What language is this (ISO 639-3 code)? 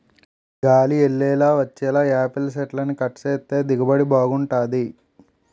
tel